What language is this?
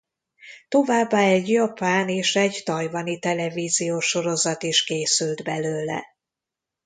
Hungarian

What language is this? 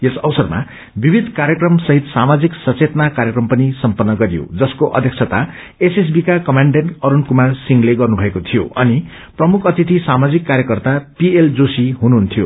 Nepali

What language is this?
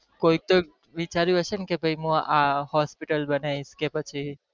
Gujarati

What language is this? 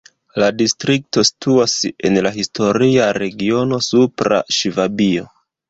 Esperanto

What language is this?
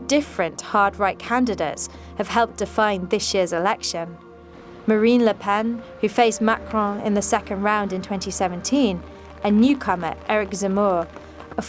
English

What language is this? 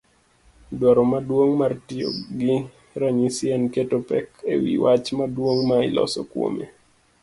Luo (Kenya and Tanzania)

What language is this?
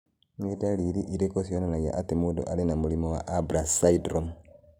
Kikuyu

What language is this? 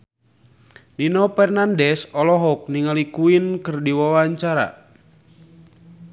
Sundanese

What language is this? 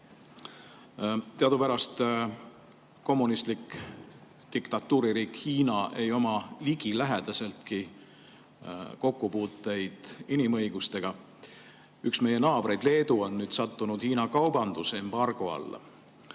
Estonian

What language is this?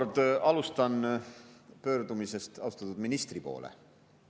Estonian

